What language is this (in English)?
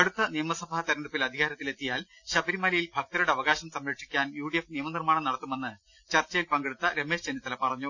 Malayalam